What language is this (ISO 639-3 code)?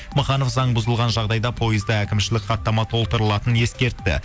kaz